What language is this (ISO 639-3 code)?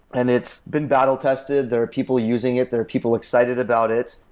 eng